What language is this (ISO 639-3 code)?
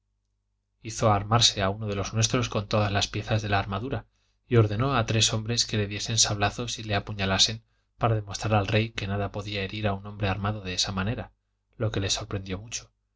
spa